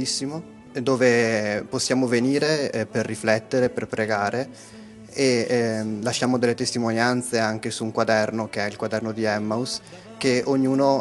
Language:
Italian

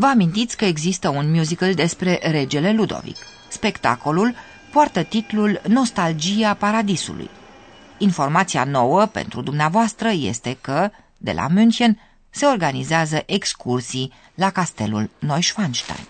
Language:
Romanian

